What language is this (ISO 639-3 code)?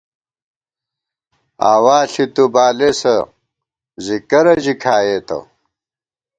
gwt